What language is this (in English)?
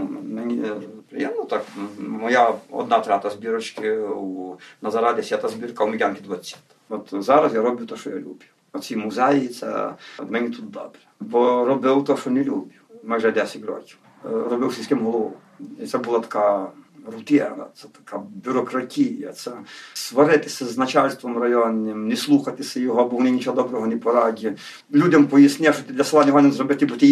Ukrainian